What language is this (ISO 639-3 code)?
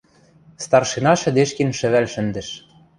mrj